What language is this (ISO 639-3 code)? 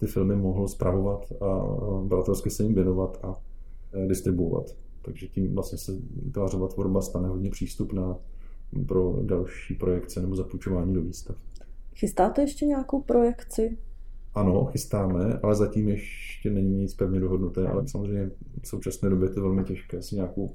ces